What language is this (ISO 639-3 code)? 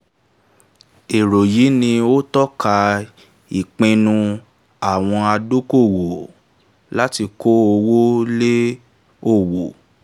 yor